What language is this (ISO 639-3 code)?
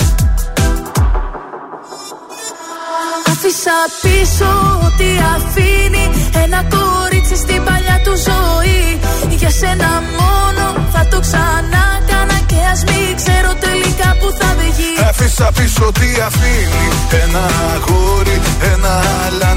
ell